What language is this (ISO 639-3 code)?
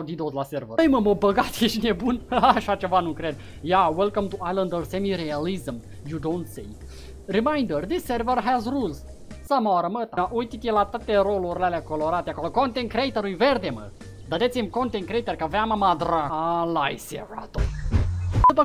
ron